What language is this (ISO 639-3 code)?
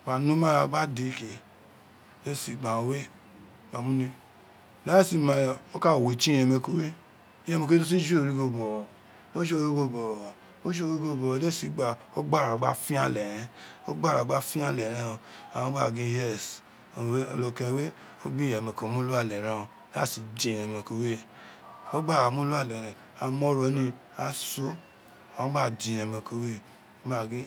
its